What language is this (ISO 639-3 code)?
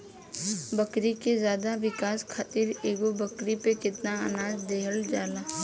bho